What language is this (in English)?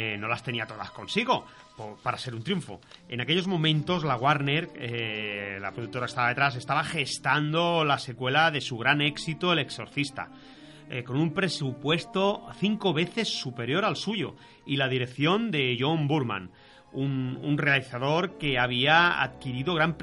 Spanish